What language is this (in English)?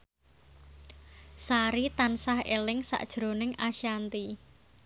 Javanese